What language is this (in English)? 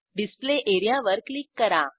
Marathi